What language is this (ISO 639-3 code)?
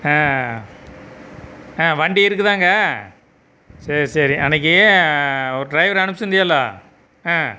tam